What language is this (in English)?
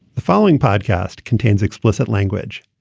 English